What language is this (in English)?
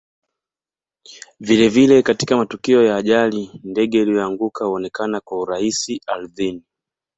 Swahili